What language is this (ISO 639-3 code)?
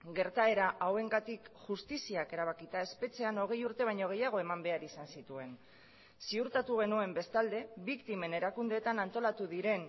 eus